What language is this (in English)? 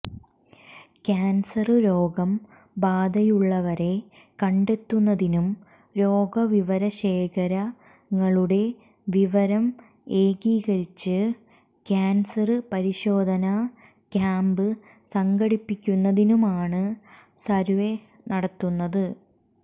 Malayalam